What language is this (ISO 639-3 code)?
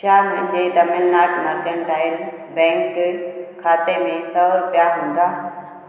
snd